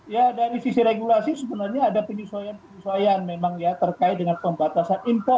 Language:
Indonesian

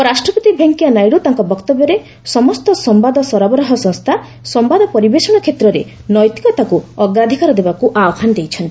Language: Odia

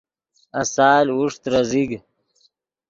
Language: Yidgha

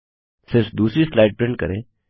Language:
Hindi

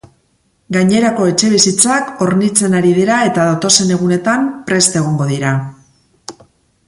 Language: Basque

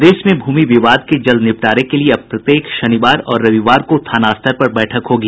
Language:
Hindi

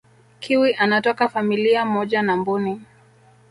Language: Swahili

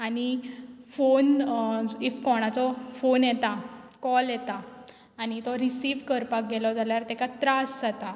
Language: Konkani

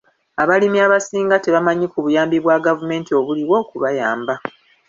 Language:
Ganda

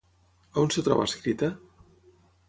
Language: Catalan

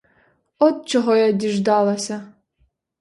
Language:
Ukrainian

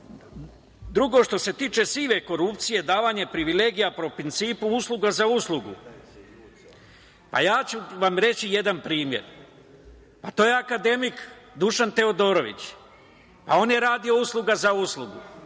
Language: Serbian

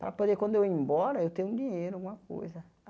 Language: Portuguese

